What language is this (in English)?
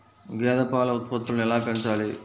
Telugu